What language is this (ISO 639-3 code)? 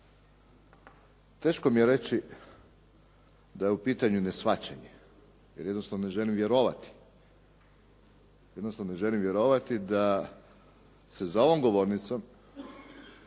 hrv